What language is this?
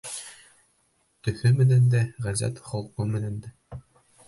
Bashkir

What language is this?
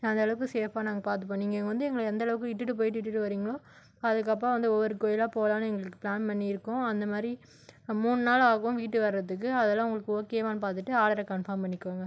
Tamil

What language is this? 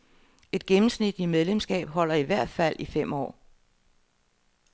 Danish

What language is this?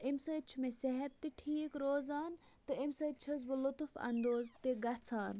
Kashmiri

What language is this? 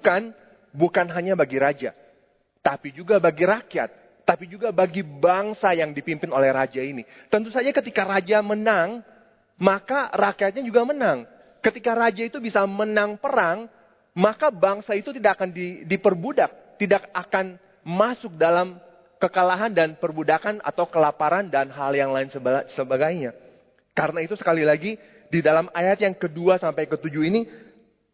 Indonesian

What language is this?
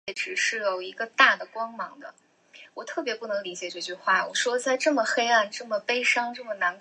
Chinese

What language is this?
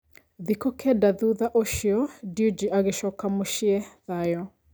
Kikuyu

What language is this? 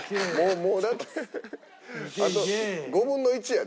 Japanese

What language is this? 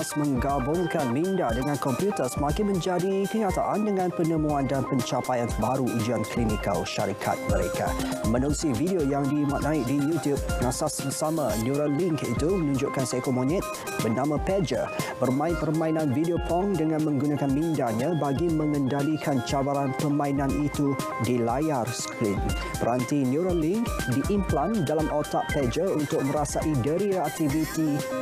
Malay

